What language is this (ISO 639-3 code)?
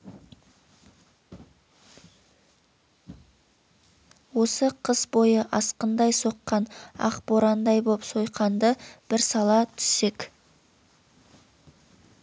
kaz